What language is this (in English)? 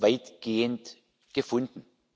German